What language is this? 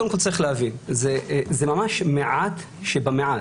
Hebrew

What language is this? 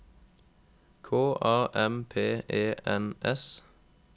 Norwegian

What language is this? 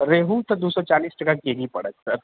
Maithili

